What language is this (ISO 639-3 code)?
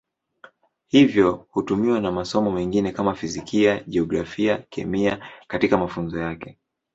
swa